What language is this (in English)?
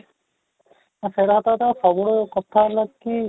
Odia